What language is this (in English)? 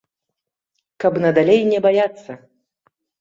Belarusian